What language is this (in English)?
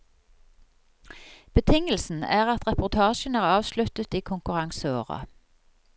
Norwegian